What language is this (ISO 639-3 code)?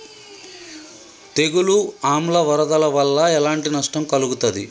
tel